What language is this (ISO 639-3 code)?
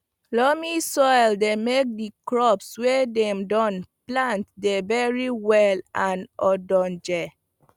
pcm